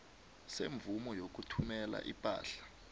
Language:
South Ndebele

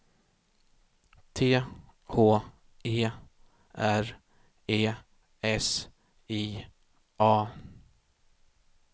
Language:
Swedish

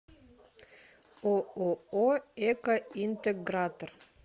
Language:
Russian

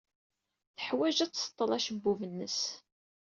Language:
Kabyle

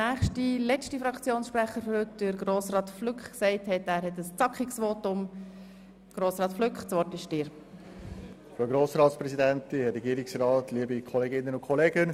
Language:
Swiss German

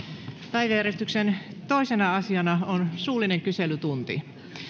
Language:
Finnish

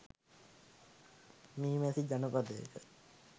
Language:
Sinhala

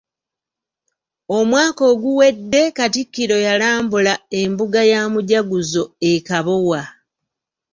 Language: Ganda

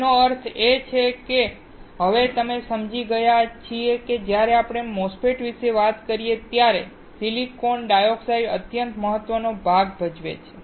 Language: Gujarati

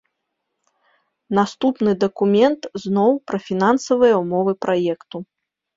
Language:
Belarusian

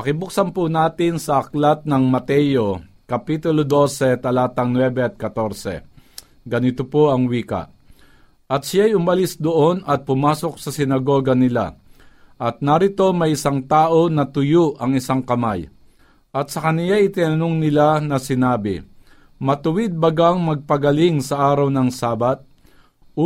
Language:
Filipino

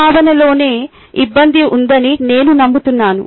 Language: Telugu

